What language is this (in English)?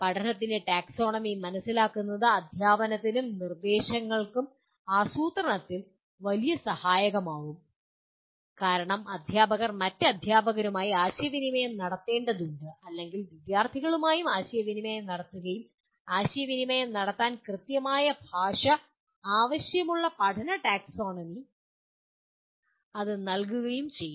Malayalam